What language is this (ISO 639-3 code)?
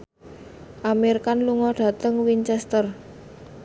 jav